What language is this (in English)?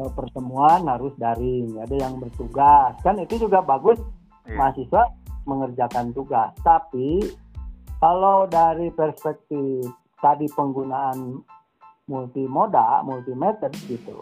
Indonesian